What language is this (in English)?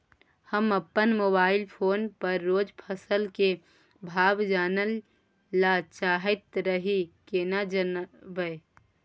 Maithili